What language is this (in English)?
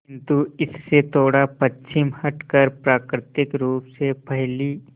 Hindi